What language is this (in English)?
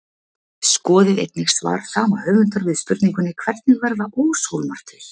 Icelandic